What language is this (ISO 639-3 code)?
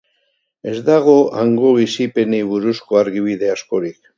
eus